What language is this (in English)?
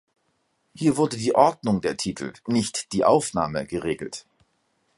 German